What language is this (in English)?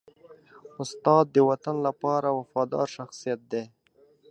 Pashto